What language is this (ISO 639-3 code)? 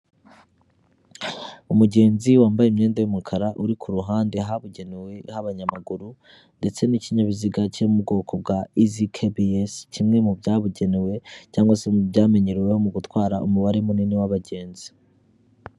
kin